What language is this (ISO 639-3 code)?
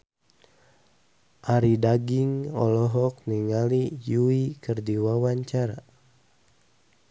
sun